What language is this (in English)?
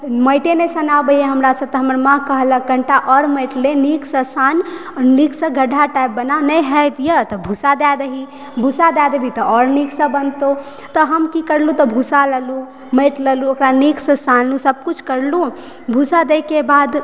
Maithili